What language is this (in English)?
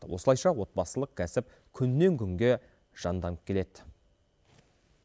Kazakh